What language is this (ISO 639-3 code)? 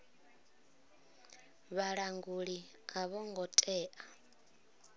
ven